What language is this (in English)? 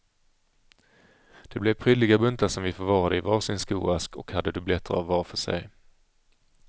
Swedish